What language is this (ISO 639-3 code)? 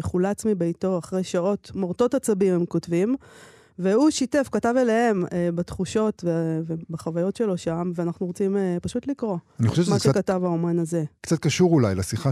heb